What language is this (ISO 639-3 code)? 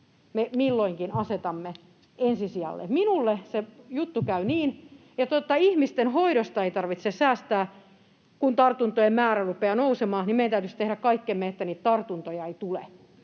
fin